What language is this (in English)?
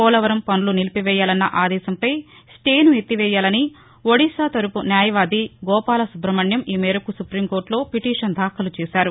Telugu